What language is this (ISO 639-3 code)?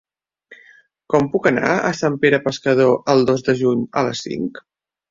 cat